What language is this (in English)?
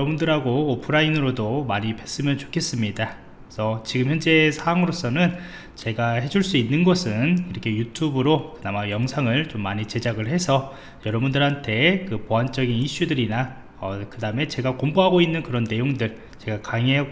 Korean